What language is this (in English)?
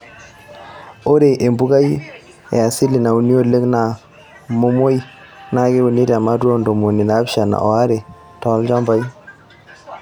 Masai